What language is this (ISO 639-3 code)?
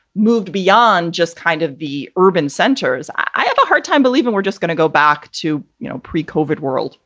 eng